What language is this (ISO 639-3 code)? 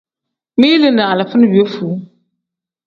kdh